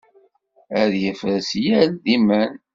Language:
Kabyle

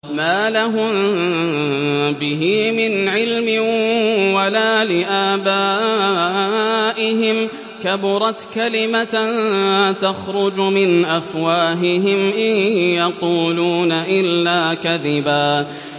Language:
Arabic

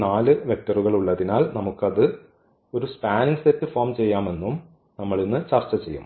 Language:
Malayalam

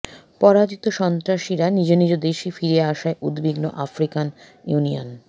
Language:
Bangla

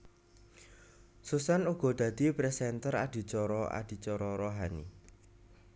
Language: Javanese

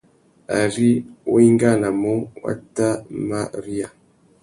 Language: Tuki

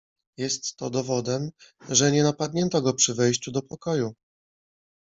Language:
Polish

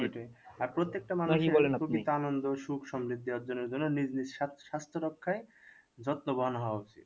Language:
Bangla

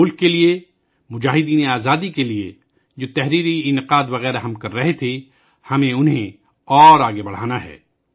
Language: Urdu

